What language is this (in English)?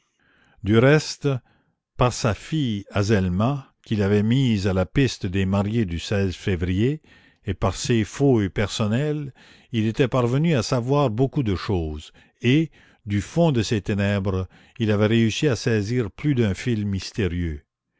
French